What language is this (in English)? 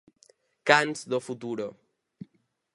Galician